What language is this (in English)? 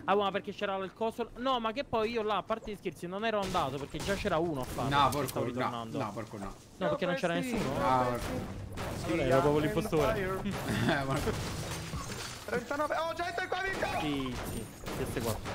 Italian